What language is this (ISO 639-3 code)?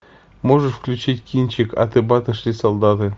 rus